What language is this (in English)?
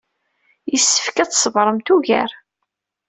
Kabyle